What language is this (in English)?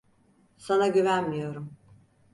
Turkish